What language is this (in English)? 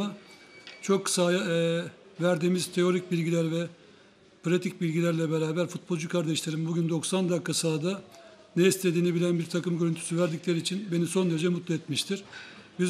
Turkish